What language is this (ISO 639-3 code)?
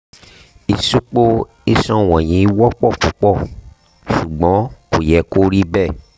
yor